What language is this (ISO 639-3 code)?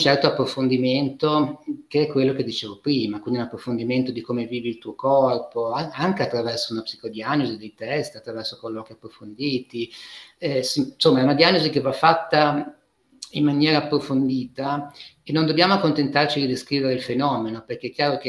ita